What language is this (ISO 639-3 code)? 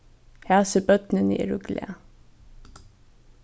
fao